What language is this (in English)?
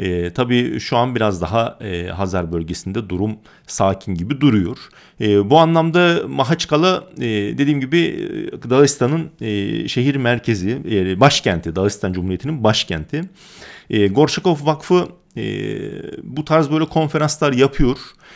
Turkish